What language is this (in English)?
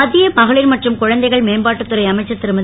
Tamil